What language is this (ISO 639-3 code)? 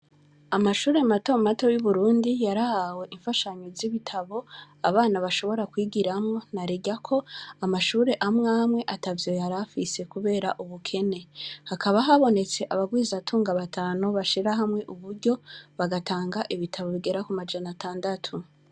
run